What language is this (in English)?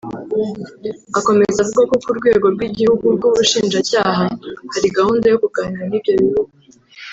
Kinyarwanda